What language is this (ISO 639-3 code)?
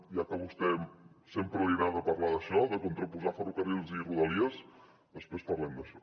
cat